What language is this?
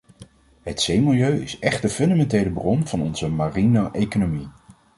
Dutch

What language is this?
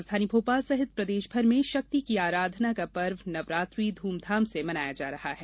Hindi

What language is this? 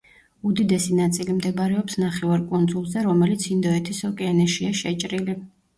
Georgian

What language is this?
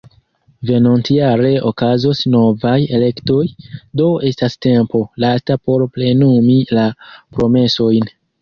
Esperanto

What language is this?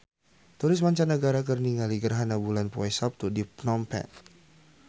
Sundanese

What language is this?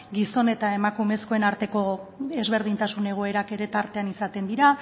Basque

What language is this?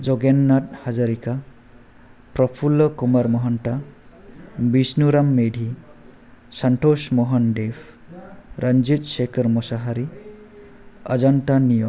Bodo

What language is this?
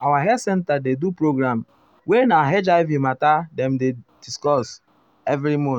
Nigerian Pidgin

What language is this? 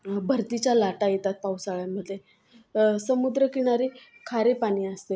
Marathi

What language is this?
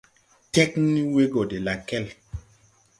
Tupuri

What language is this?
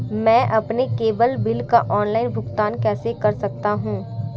Hindi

